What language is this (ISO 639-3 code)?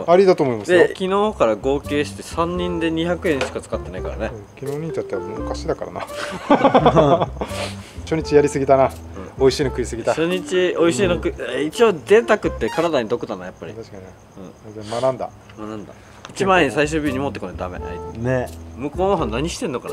jpn